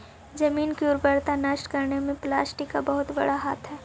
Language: Magahi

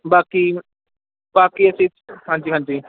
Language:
Punjabi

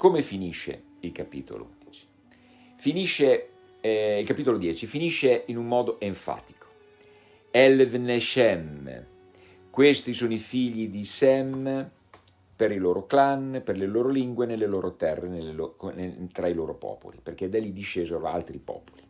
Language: Italian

